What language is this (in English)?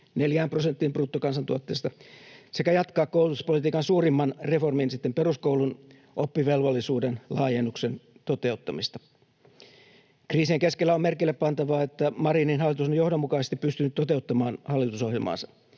Finnish